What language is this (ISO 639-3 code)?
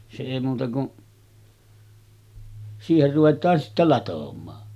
fin